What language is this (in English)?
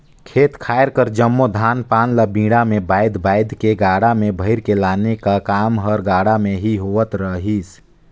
Chhattisgarhi